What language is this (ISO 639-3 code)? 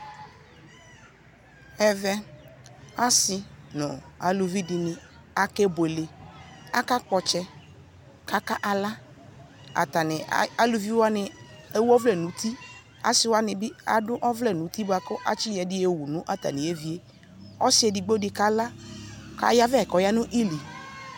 kpo